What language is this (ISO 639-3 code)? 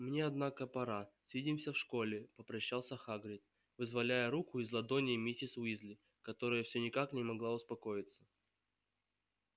rus